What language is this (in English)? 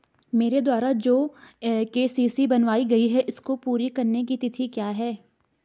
Hindi